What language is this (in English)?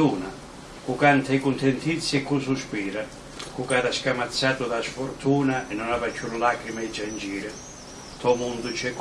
Italian